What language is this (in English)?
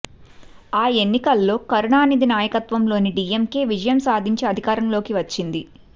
Telugu